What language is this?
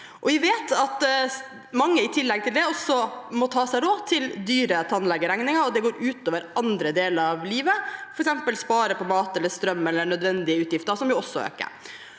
Norwegian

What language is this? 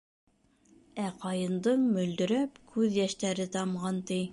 Bashkir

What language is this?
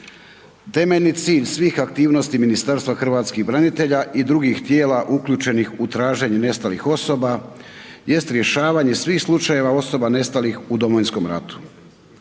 Croatian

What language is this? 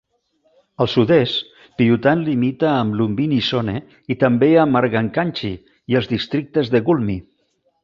Catalan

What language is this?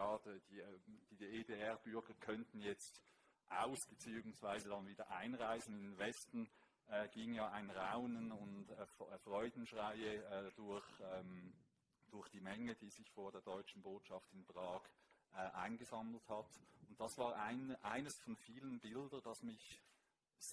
German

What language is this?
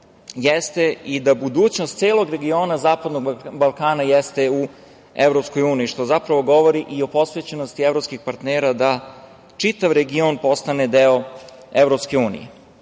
Serbian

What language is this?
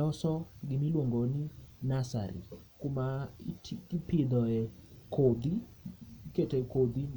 Luo (Kenya and Tanzania)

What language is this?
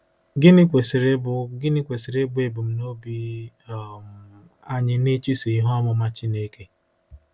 Igbo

